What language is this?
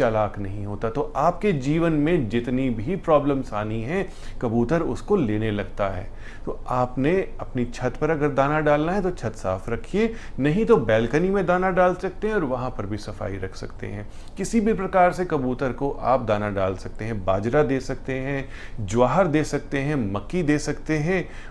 Hindi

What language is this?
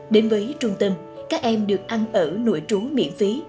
Vietnamese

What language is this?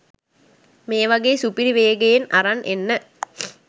Sinhala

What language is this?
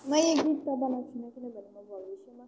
Nepali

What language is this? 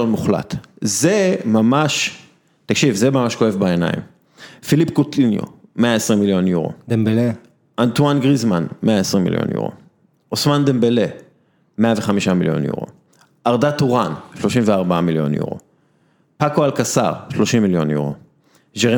Hebrew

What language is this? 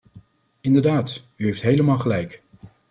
Dutch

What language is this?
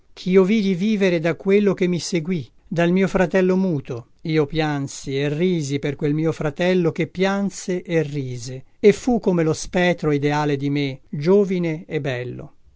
Italian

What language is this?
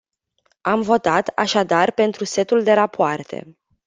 Romanian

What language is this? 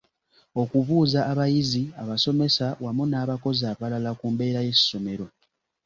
Ganda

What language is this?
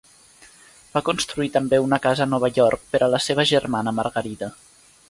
Catalan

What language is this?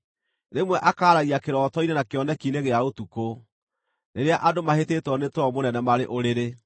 Kikuyu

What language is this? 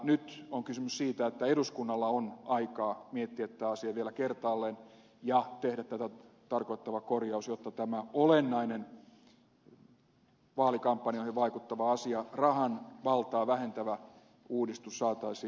Finnish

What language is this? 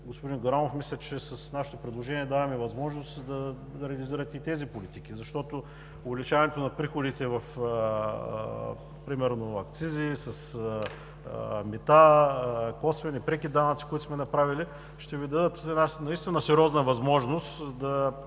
Bulgarian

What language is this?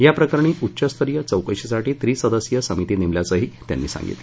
Marathi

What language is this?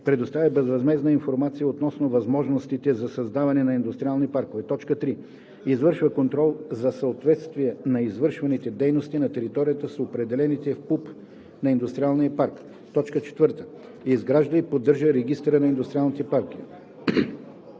Bulgarian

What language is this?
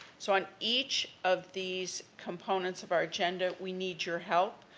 English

